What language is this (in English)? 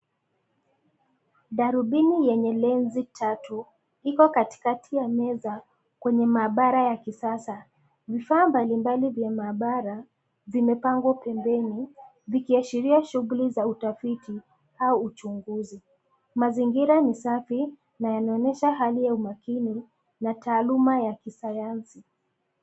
Swahili